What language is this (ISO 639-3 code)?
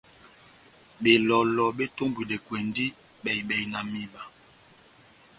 bnm